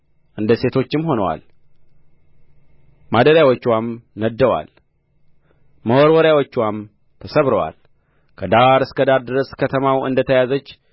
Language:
Amharic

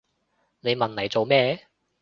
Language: Cantonese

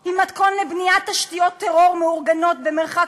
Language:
Hebrew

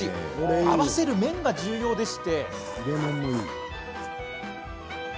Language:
Japanese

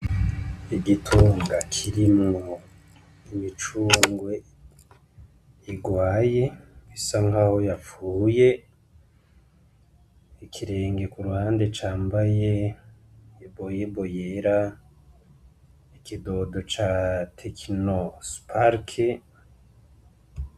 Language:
Rundi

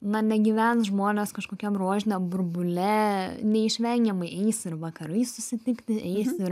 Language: Lithuanian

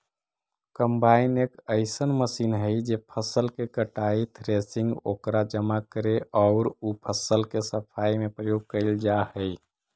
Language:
Magahi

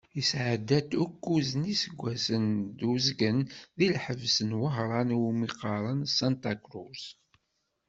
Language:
Kabyle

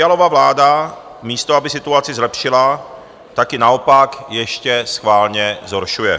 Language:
Czech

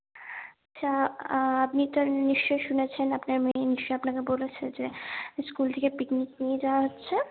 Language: Bangla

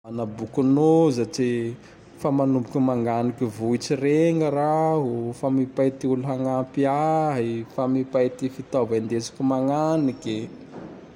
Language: Tandroy-Mahafaly Malagasy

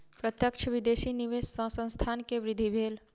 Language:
Maithili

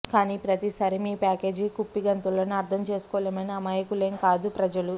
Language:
Telugu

